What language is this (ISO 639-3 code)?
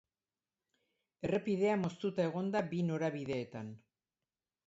eus